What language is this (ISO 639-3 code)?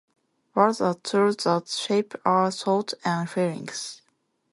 jpn